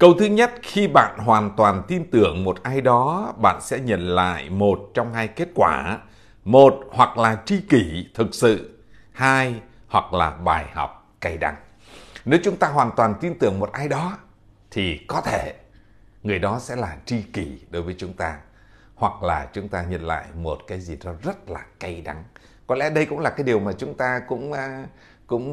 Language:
Vietnamese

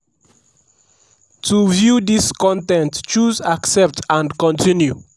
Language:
Nigerian Pidgin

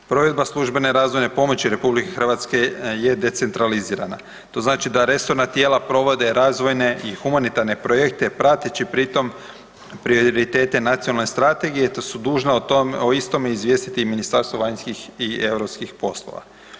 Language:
Croatian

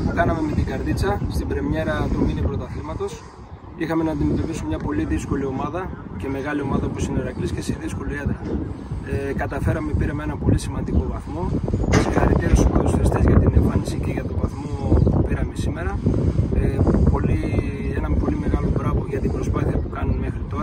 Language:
Greek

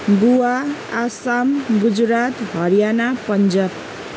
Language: Nepali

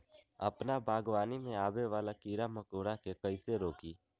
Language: Magahi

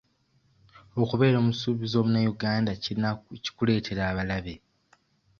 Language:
Ganda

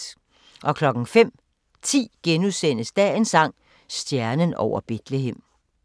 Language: Danish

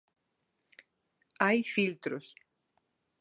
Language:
Galician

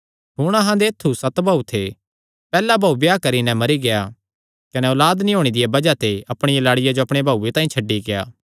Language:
Kangri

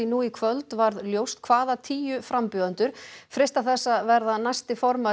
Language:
Icelandic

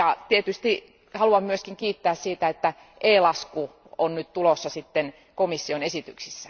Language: Finnish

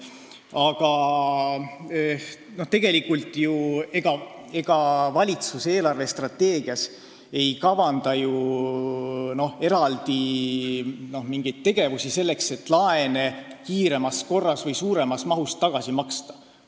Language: Estonian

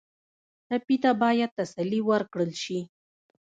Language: Pashto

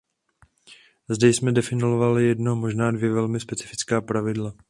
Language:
Czech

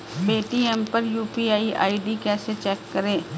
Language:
Hindi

